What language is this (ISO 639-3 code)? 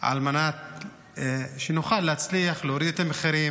heb